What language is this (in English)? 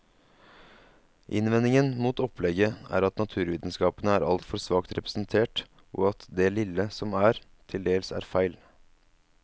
Norwegian